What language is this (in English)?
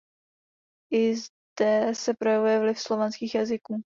Czech